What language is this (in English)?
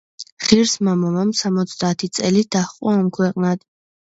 Georgian